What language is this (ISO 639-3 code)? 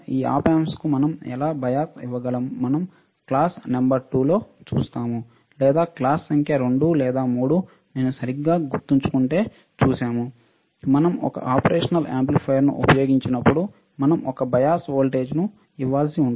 tel